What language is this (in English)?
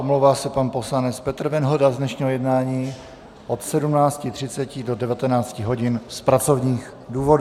Czech